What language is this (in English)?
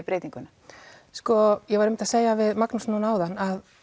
Icelandic